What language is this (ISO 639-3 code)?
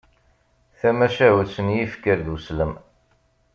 kab